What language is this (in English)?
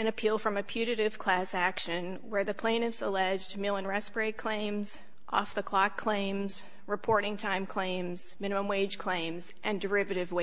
English